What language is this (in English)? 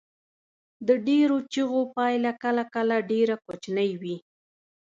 Pashto